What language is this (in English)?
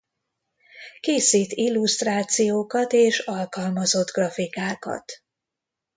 Hungarian